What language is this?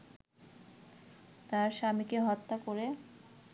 Bangla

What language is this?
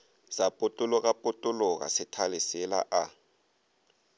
Northern Sotho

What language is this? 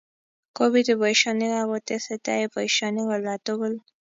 Kalenjin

